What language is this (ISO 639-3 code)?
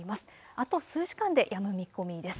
jpn